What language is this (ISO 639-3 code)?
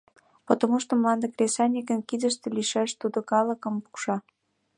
chm